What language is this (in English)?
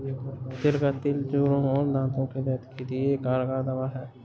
Hindi